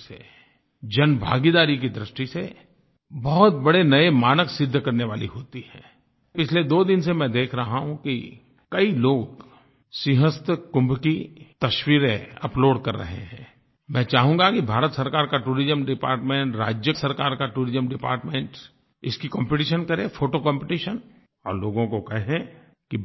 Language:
Hindi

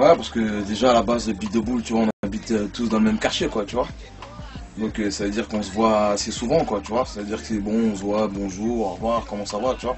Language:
French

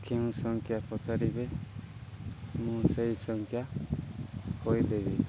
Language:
Odia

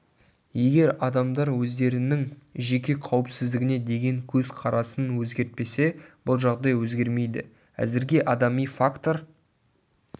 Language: Kazakh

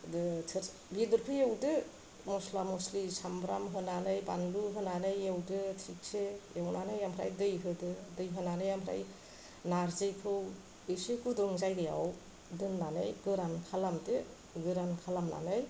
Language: Bodo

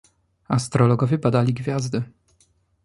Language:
Polish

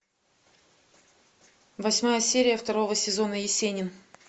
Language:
Russian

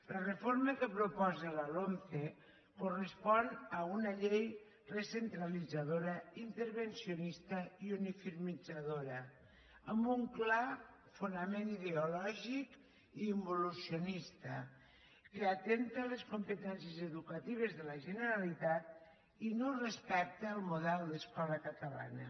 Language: Catalan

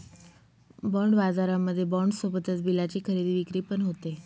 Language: Marathi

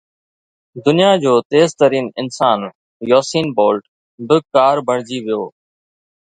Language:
Sindhi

